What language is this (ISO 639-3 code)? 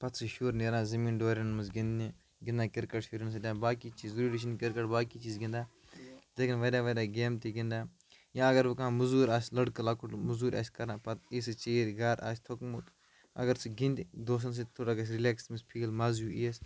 kas